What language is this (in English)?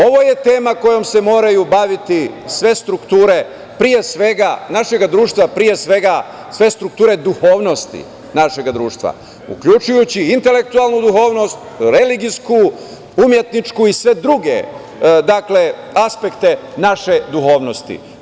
Serbian